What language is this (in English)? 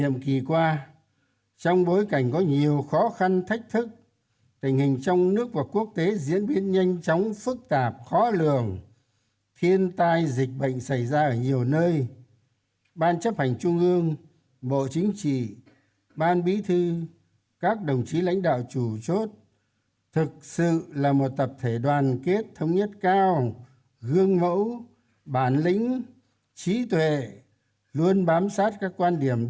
Vietnamese